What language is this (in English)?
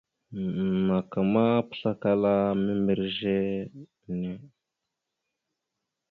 Mada (Cameroon)